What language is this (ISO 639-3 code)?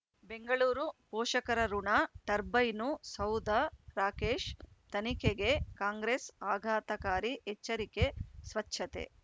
kan